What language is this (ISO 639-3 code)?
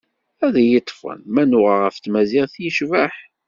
kab